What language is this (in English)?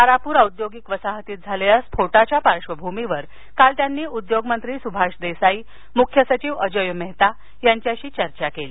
Marathi